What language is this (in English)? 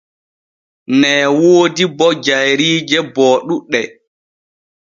Borgu Fulfulde